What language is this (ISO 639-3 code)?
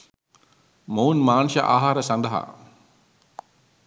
sin